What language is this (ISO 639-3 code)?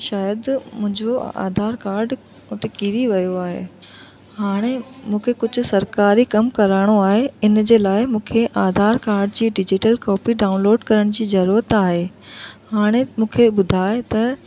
snd